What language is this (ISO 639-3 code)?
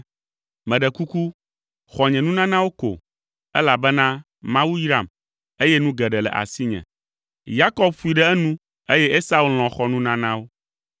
ewe